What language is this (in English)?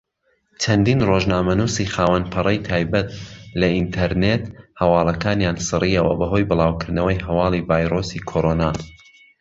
Central Kurdish